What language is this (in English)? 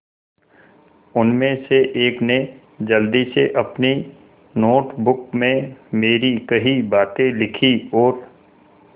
Hindi